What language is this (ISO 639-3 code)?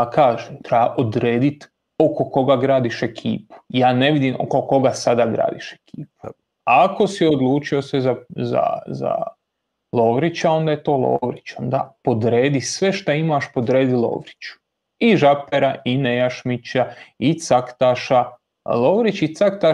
hrv